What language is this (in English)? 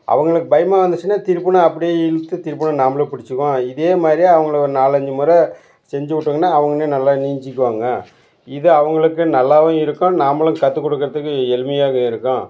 Tamil